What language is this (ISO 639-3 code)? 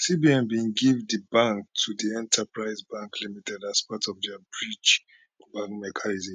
pcm